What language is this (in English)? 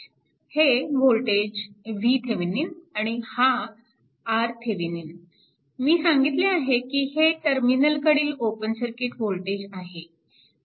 Marathi